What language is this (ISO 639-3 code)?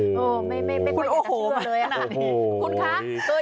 tha